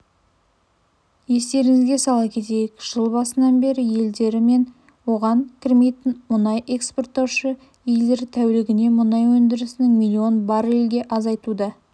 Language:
Kazakh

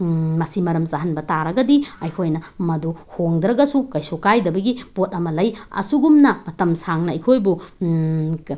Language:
Manipuri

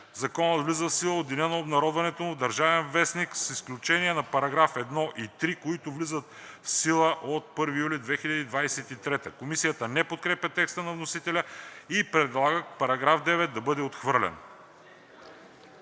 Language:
Bulgarian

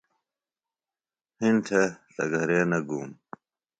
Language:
Phalura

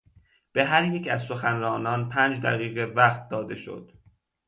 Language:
Persian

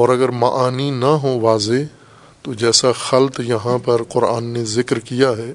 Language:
Urdu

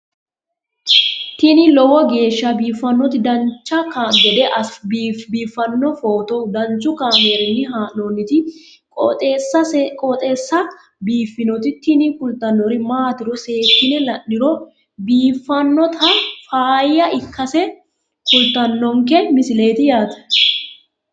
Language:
Sidamo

